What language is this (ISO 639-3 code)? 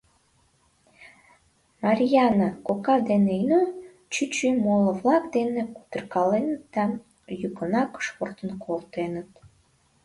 chm